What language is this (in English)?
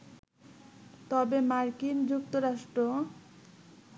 Bangla